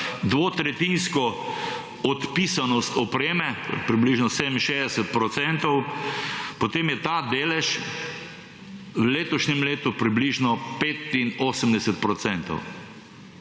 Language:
Slovenian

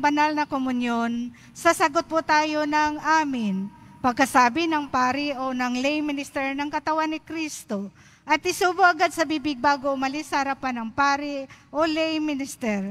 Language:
Filipino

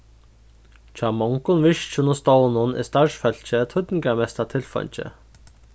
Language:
Faroese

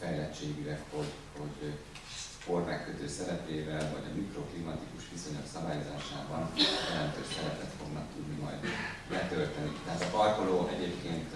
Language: Hungarian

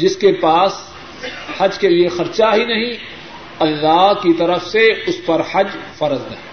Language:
Urdu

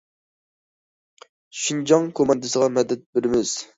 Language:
Uyghur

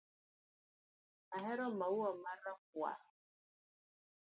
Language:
Luo (Kenya and Tanzania)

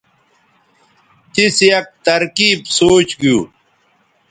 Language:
Bateri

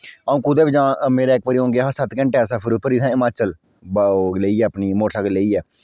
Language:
Dogri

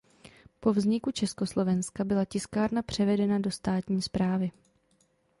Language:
Czech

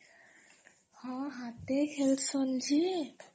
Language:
Odia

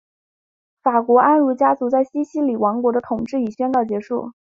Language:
Chinese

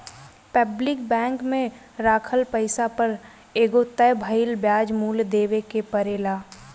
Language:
Bhojpuri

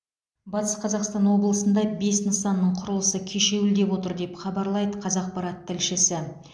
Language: Kazakh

